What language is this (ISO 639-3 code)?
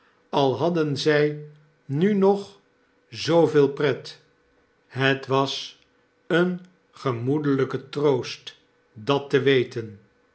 nld